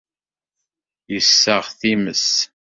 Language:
Kabyle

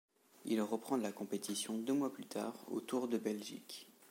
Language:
French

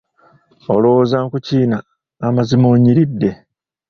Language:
Ganda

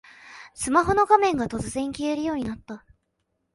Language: Japanese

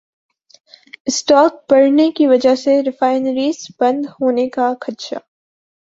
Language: Urdu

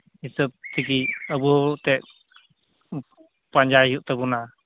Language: Santali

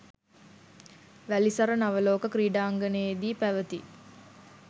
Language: Sinhala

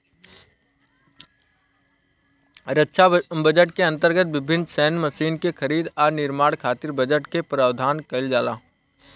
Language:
Bhojpuri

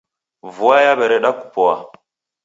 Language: Taita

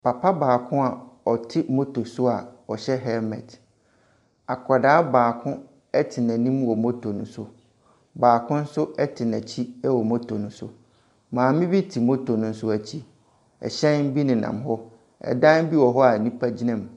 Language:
Akan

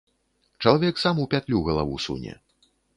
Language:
Belarusian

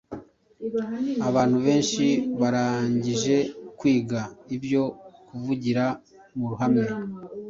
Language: Kinyarwanda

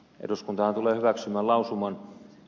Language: Finnish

